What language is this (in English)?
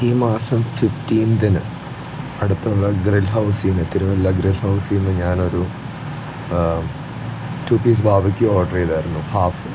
Malayalam